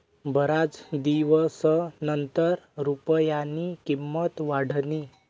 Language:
Marathi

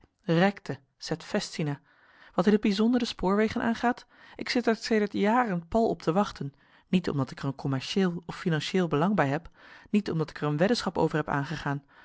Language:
Dutch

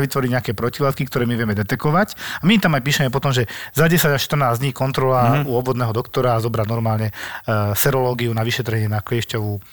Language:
Slovak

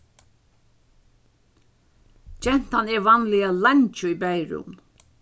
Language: Faroese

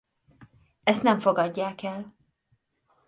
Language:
Hungarian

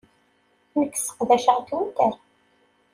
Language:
Kabyle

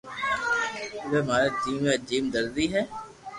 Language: Loarki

